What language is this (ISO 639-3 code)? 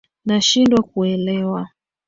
swa